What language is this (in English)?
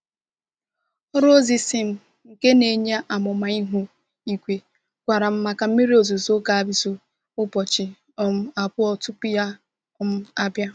Igbo